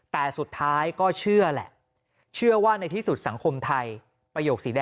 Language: Thai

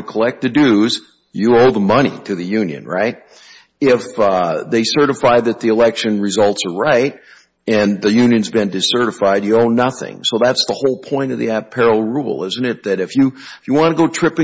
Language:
English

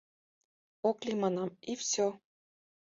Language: Mari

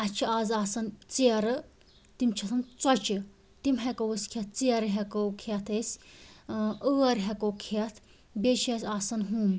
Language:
Kashmiri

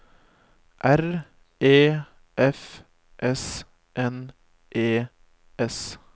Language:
Norwegian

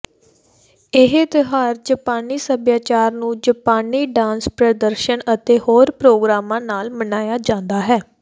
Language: Punjabi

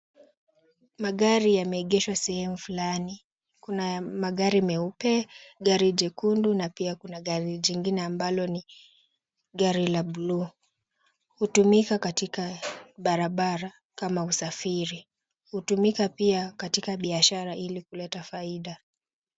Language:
Swahili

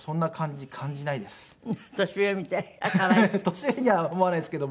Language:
Japanese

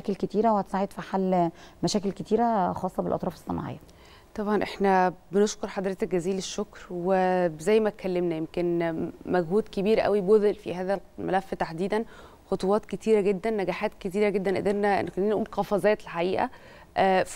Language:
Arabic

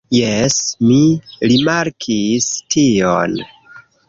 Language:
Esperanto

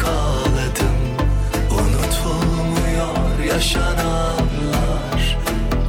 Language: Turkish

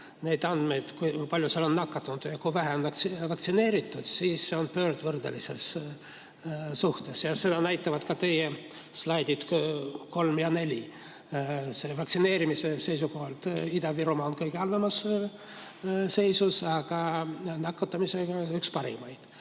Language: Estonian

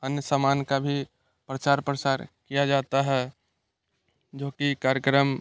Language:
Hindi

